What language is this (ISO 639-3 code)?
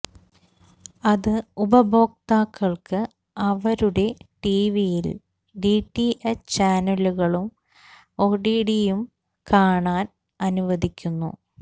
mal